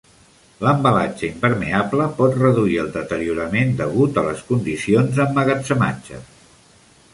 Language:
Catalan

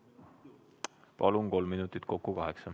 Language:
Estonian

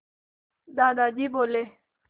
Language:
Hindi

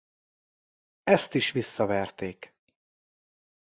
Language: Hungarian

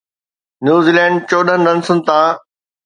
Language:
Sindhi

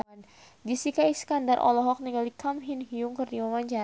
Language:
Sundanese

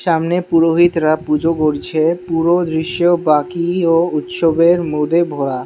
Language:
Bangla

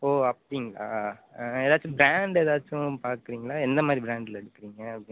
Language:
Tamil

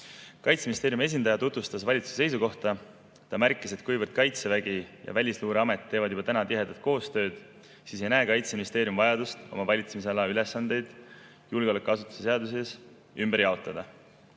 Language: Estonian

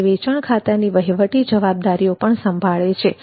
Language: Gujarati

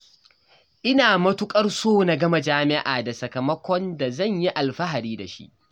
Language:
Hausa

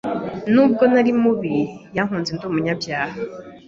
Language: Kinyarwanda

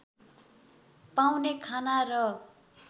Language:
Nepali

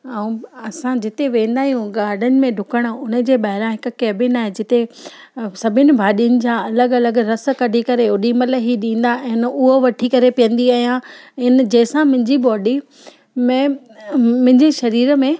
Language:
Sindhi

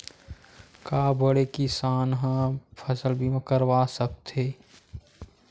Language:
Chhattisgarhi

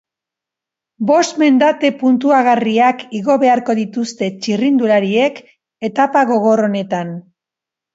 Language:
Basque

